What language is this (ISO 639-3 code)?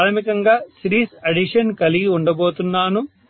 tel